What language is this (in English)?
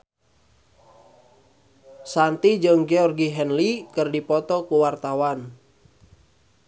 Sundanese